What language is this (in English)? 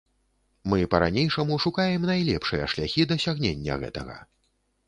Belarusian